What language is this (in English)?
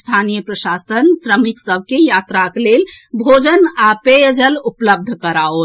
Maithili